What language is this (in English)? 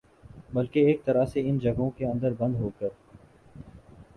Urdu